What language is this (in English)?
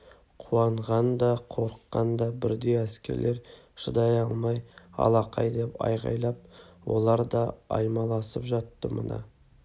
Kazakh